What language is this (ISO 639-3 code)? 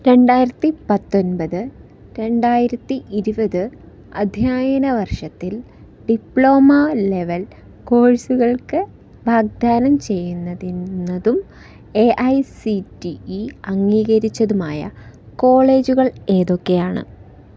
mal